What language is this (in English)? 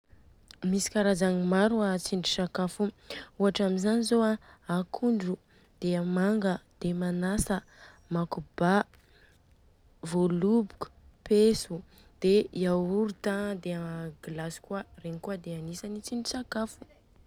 Southern Betsimisaraka Malagasy